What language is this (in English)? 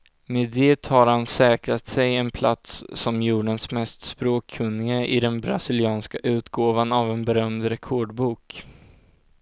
Swedish